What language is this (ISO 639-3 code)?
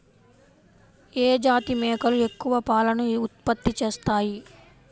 tel